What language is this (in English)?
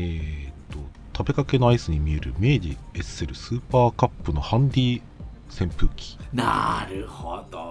Japanese